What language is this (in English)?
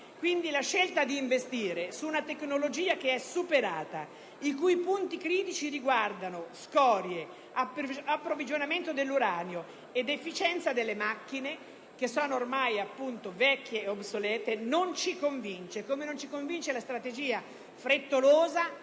Italian